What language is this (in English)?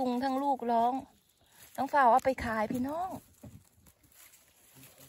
Thai